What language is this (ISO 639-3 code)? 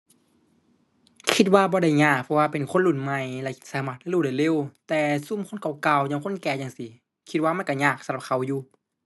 tha